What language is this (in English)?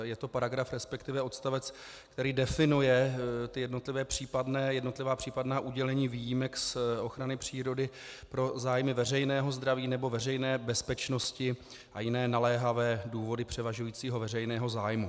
Czech